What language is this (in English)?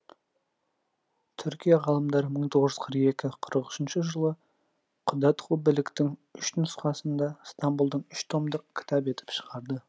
Kazakh